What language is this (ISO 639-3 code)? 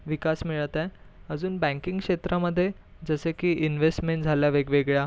mar